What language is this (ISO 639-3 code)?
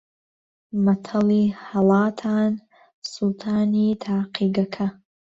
ckb